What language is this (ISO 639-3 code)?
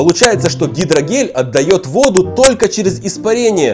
rus